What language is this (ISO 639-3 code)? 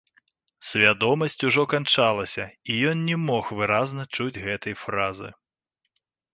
bel